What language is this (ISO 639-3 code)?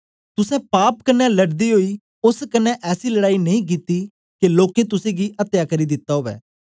doi